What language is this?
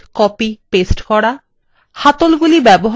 Bangla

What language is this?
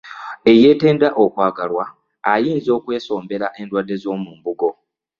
Ganda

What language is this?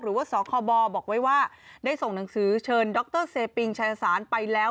Thai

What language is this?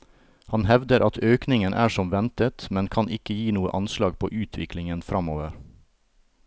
Norwegian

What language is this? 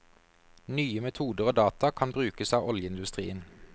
Norwegian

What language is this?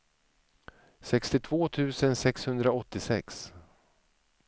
Swedish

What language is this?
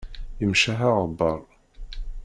Kabyle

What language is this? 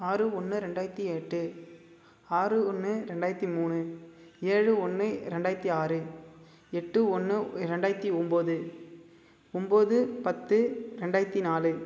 Tamil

